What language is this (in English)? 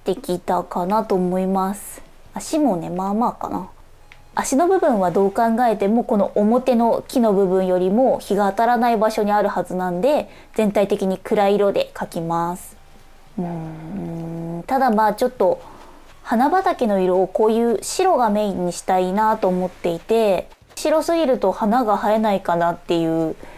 Japanese